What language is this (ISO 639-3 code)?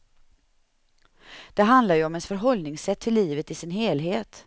swe